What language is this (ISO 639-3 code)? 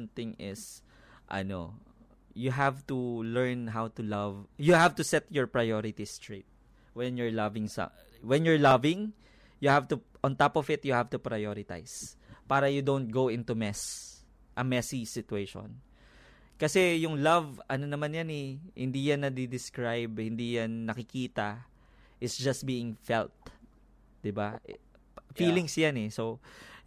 fil